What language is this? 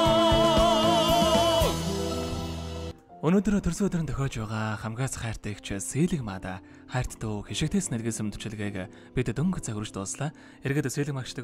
Turkish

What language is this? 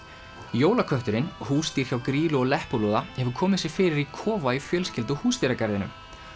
Icelandic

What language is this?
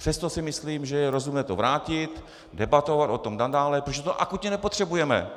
Czech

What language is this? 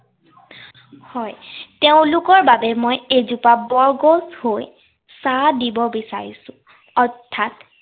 Assamese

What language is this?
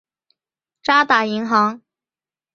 Chinese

